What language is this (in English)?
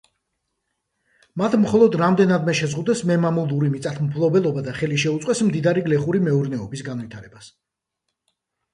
Georgian